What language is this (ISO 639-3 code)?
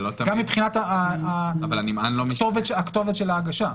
heb